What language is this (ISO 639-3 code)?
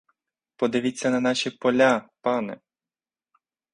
ukr